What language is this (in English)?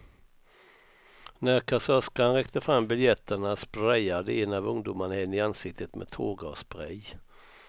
Swedish